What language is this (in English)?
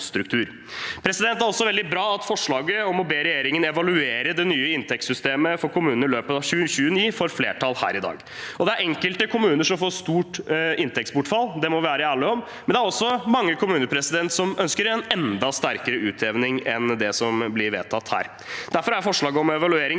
Norwegian